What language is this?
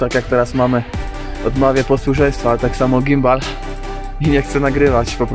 Polish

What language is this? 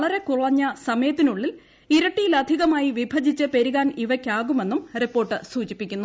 Malayalam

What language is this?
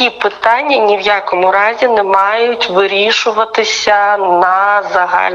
Ukrainian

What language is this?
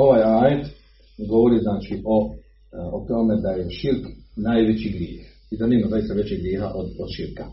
Croatian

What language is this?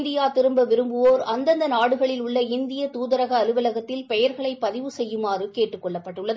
Tamil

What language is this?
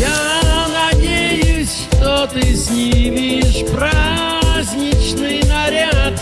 Russian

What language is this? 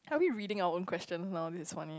English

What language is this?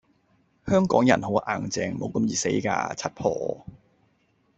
Cantonese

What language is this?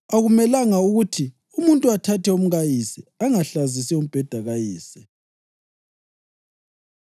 North Ndebele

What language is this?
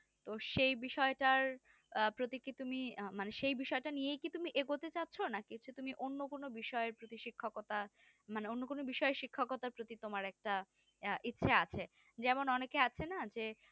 Bangla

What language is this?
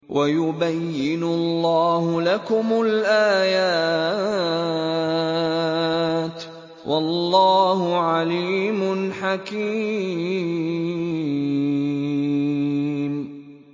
Arabic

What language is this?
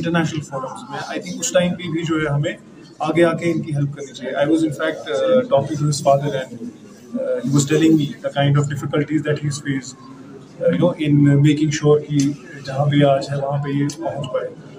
Urdu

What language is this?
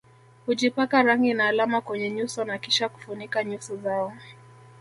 Swahili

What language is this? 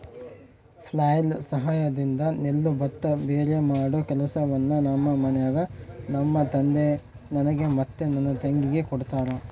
Kannada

